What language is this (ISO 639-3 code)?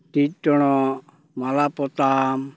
sat